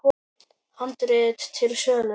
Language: Icelandic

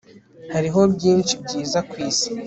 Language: Kinyarwanda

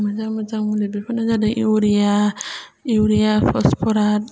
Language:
Bodo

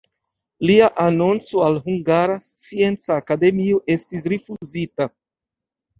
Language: Esperanto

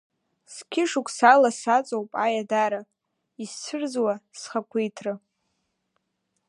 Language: Abkhazian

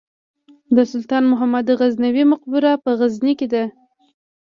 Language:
Pashto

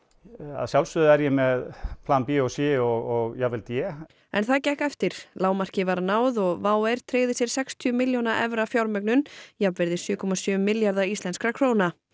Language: Icelandic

